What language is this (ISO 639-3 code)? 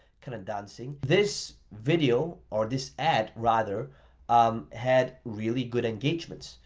eng